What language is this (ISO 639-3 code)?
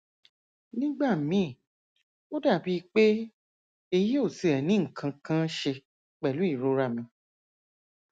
yor